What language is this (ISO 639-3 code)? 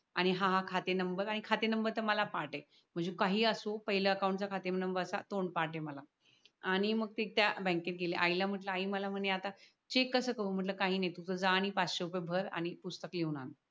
mar